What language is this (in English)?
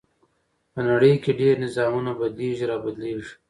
Pashto